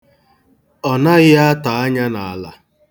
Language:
Igbo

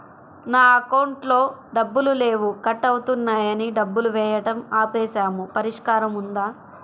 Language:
Telugu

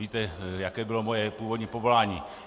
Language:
Czech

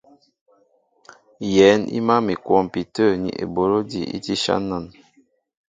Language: Mbo (Cameroon)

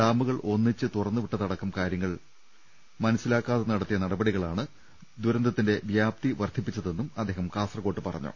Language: Malayalam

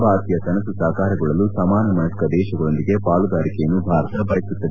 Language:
Kannada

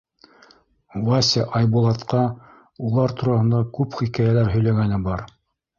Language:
Bashkir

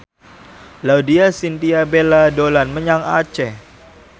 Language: Javanese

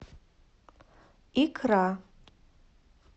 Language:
Russian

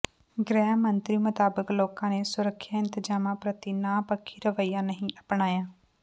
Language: Punjabi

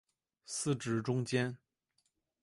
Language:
Chinese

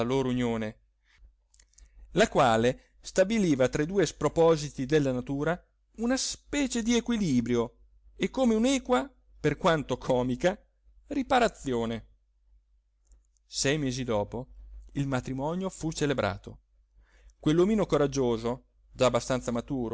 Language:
Italian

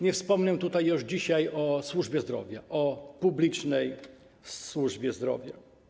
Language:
Polish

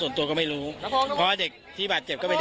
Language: Thai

